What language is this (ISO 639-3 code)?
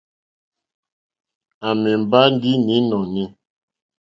bri